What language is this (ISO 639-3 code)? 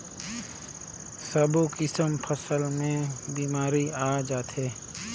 hne